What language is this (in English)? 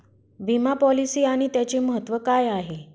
Marathi